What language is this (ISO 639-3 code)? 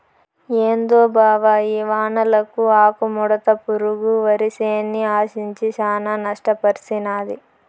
tel